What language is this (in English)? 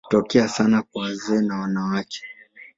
Swahili